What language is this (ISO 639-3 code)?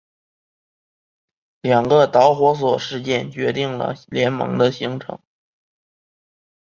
zho